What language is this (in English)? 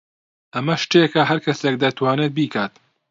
Central Kurdish